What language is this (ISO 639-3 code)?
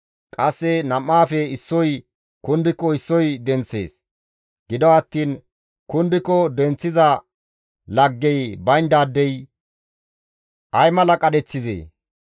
gmv